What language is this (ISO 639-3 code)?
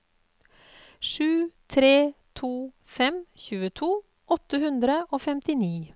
nor